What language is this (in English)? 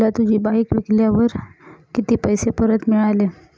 Marathi